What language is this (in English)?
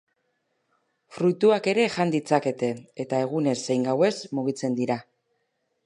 Basque